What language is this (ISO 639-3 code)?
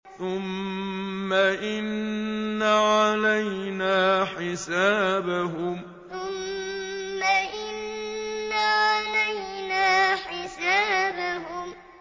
ara